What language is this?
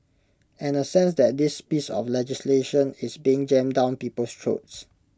English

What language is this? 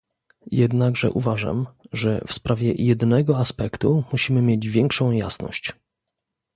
Polish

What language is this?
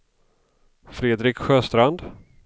Swedish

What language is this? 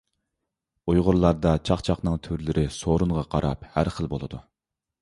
Uyghur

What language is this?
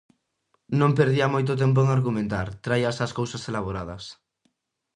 Galician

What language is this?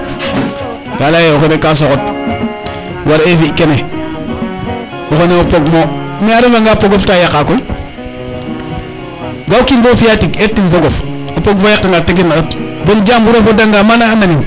Serer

